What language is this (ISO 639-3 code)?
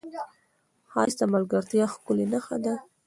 pus